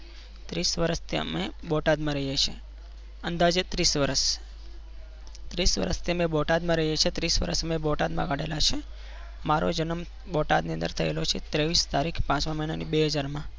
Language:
Gujarati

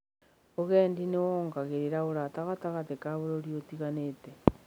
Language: Kikuyu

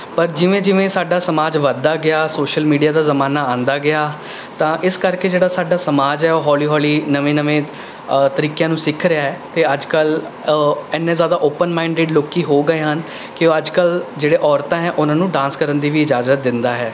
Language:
Punjabi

